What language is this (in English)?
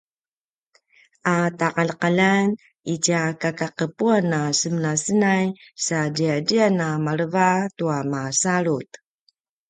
Paiwan